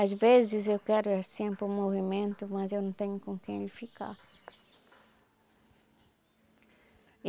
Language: Portuguese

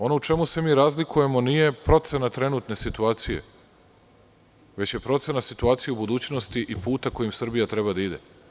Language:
Serbian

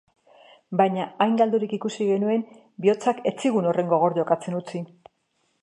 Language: Basque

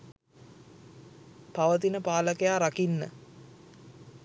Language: Sinhala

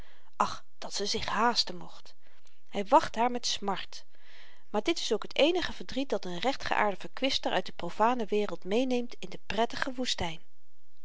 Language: Dutch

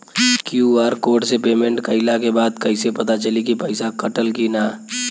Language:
Bhojpuri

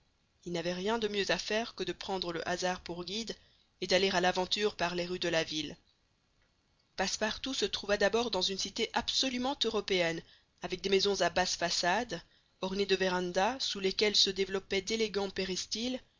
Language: French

